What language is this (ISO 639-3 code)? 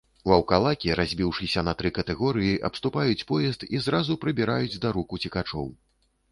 bel